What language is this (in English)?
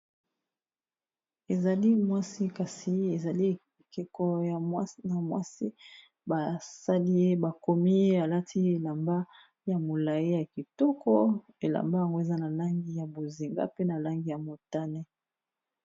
Lingala